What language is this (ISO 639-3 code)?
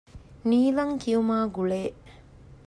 div